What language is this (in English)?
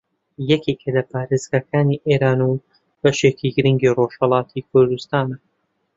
Central Kurdish